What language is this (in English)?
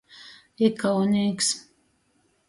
Latgalian